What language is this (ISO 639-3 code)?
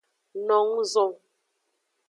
ajg